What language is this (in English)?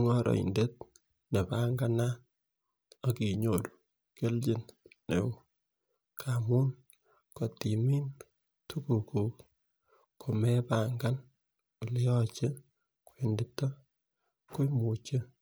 Kalenjin